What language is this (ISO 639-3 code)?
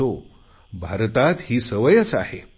mar